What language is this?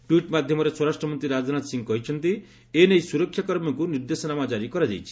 Odia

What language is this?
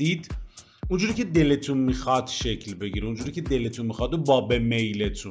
Persian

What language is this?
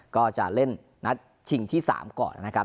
Thai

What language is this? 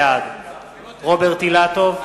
Hebrew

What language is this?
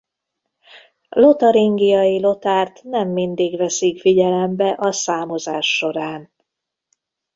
Hungarian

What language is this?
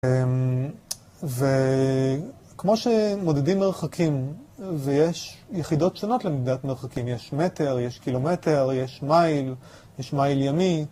Hebrew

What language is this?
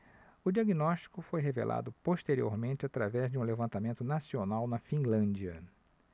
Portuguese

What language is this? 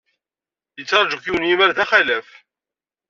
Kabyle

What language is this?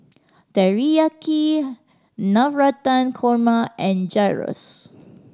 English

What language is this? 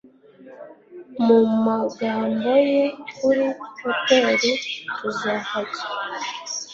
Kinyarwanda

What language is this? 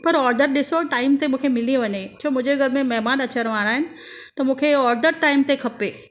Sindhi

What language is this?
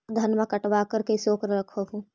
Magahi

